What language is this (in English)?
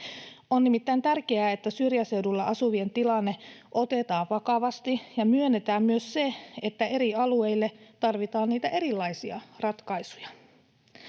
Finnish